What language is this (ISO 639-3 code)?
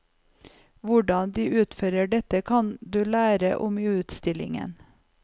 nor